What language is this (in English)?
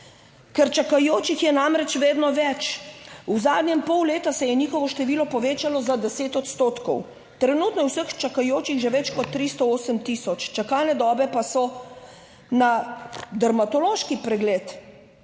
Slovenian